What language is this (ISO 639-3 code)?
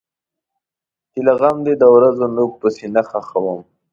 pus